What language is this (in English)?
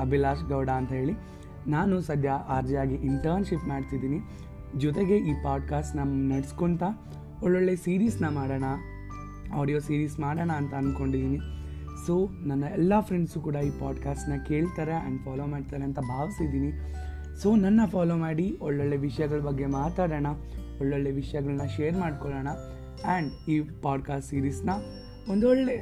Kannada